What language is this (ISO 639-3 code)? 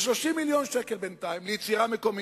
heb